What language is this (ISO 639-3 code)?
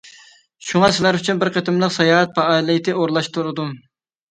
uig